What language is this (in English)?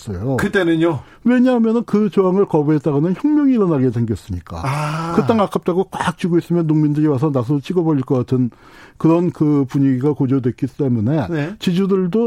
Korean